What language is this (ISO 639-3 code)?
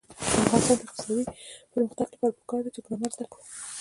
pus